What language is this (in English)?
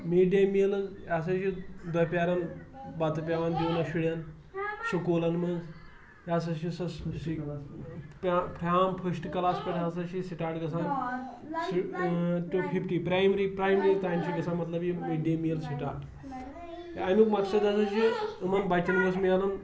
Kashmiri